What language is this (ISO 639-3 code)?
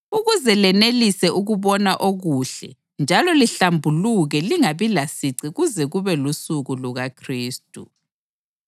nde